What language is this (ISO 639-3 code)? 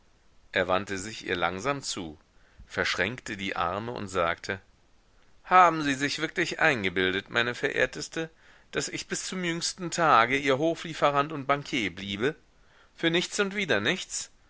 deu